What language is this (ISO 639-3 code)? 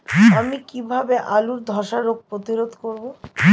ben